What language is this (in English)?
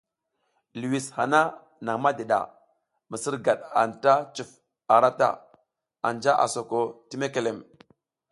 South Giziga